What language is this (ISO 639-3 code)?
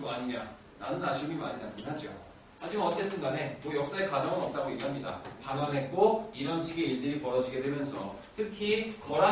kor